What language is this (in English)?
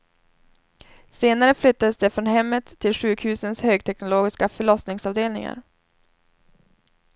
Swedish